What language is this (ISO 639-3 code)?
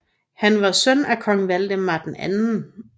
dan